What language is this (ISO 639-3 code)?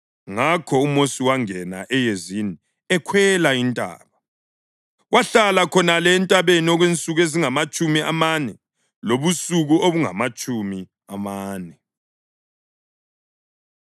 nde